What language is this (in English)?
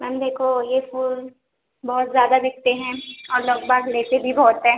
Urdu